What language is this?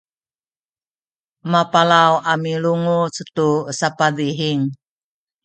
Sakizaya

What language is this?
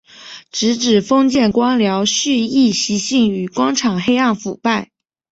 Chinese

